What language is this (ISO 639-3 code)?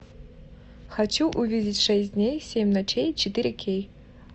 rus